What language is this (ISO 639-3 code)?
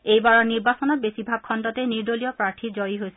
asm